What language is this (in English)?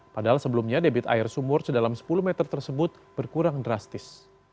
Indonesian